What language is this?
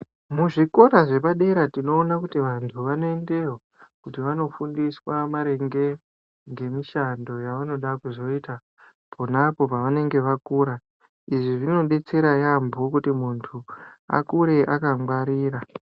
Ndau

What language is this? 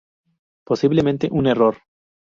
Spanish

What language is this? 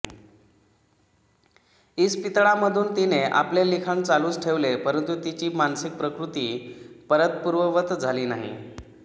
Marathi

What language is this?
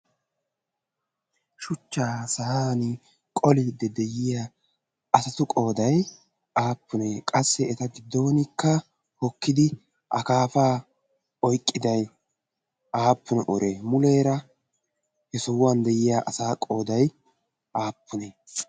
Wolaytta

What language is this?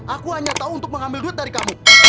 Indonesian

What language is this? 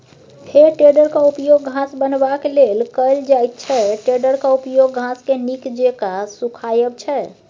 Maithili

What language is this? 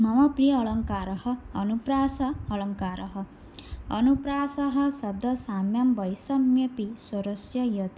Sanskrit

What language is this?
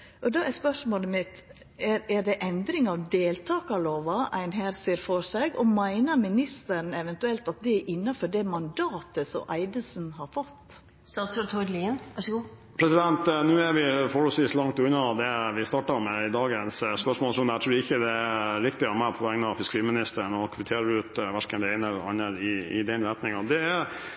Norwegian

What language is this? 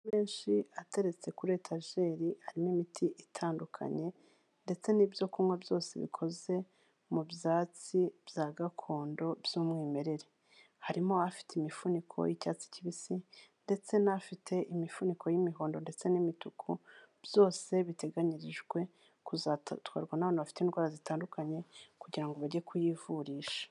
Kinyarwanda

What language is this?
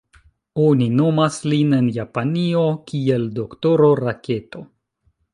Esperanto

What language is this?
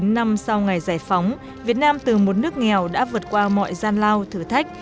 Vietnamese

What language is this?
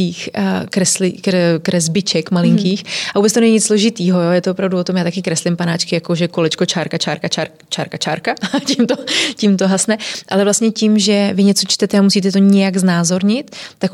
Czech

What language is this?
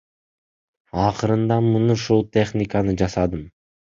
Kyrgyz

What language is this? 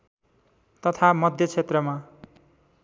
Nepali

